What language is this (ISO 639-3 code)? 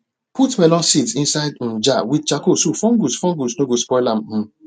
pcm